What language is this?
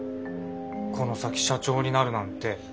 Japanese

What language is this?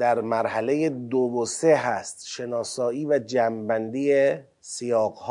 Persian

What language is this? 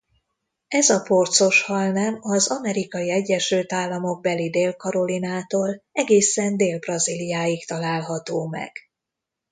Hungarian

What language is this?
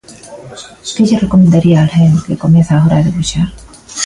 Galician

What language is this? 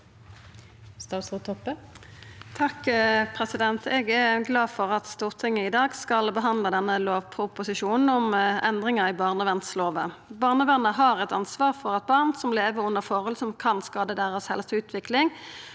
Norwegian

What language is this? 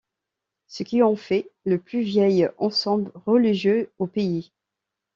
French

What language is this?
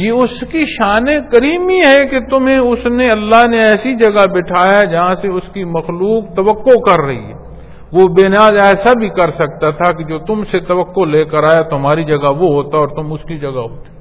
Punjabi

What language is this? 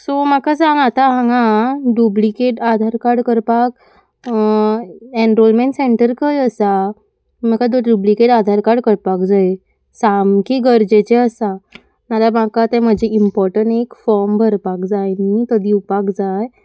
Konkani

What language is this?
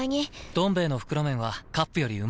Japanese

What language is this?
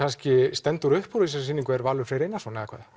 Icelandic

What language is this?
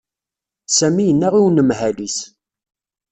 Kabyle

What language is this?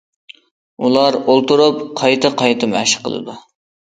Uyghur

